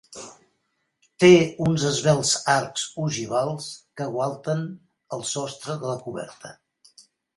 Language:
Catalan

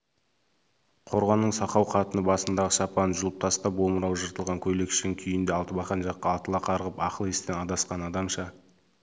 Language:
Kazakh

